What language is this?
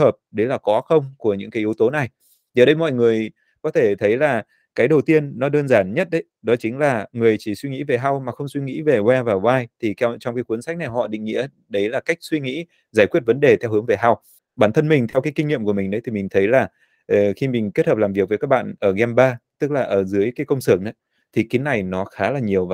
Vietnamese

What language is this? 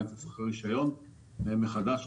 Hebrew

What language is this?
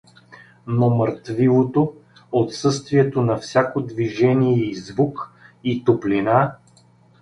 Bulgarian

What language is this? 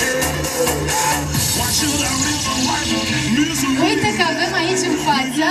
Romanian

